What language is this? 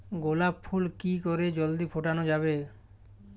Bangla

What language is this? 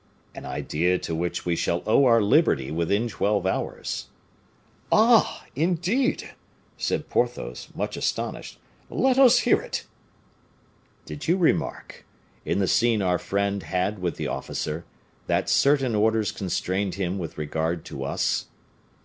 English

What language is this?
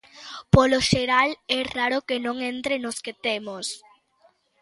Galician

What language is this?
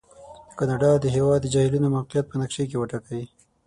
Pashto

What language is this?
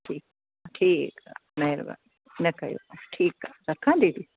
Sindhi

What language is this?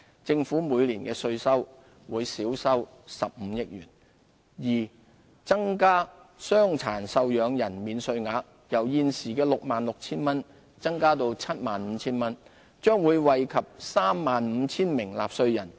Cantonese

